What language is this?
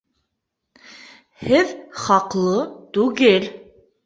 Bashkir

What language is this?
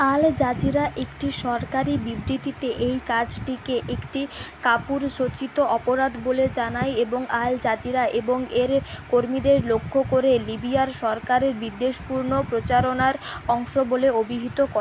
Bangla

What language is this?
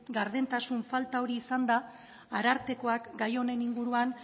Basque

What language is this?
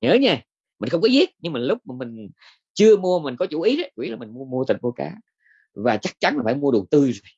Vietnamese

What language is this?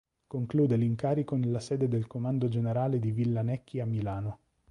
Italian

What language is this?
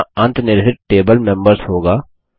Hindi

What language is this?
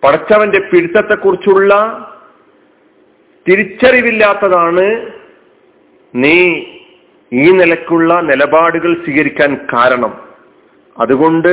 Malayalam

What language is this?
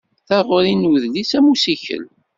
Kabyle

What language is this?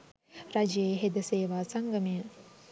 Sinhala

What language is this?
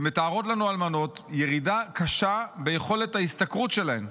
Hebrew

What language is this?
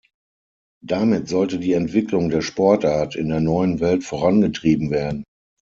German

